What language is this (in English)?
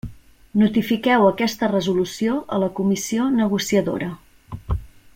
Catalan